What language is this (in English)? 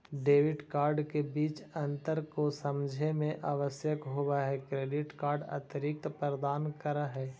Magahi